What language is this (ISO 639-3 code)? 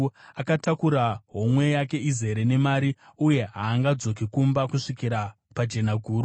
sna